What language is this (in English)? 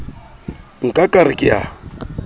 Southern Sotho